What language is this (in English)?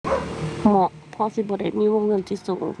Thai